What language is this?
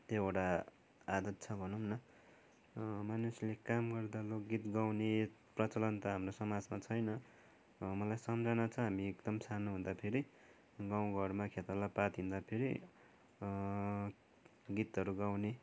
Nepali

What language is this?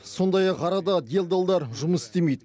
Kazakh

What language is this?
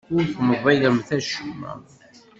Kabyle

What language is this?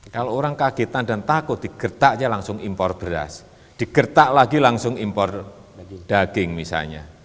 Indonesian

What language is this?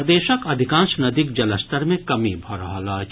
Maithili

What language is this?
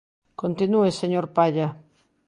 Galician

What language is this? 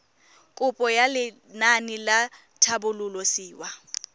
Tswana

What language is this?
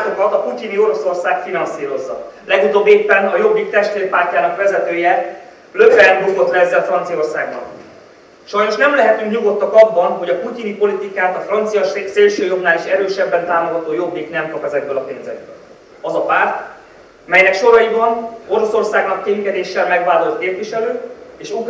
Hungarian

